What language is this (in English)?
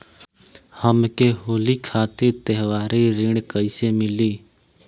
Bhojpuri